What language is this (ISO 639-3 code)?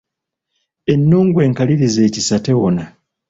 lug